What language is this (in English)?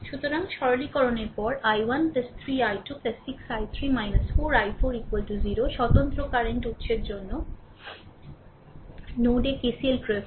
Bangla